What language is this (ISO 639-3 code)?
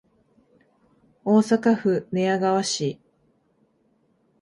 jpn